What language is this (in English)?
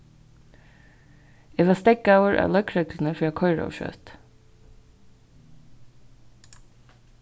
Faroese